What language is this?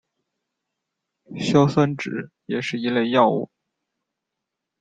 Chinese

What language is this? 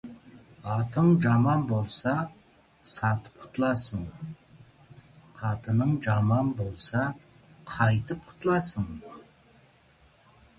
Kazakh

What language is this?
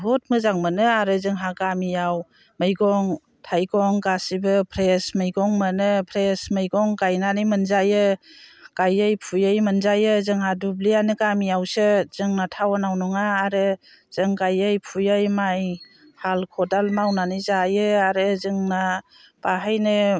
Bodo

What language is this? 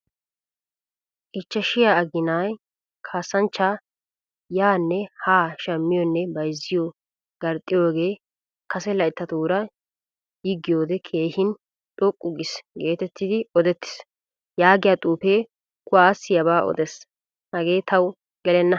Wolaytta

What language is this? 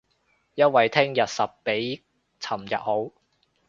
Cantonese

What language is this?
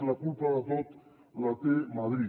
Catalan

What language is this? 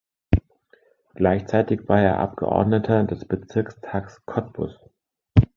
German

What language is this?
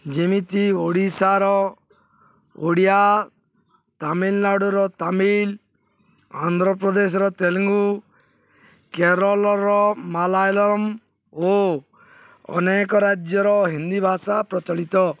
Odia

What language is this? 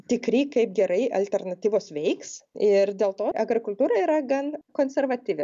Lithuanian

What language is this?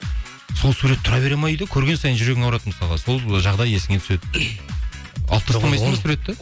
Kazakh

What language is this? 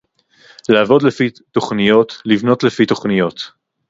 Hebrew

